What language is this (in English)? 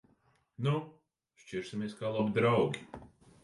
Latvian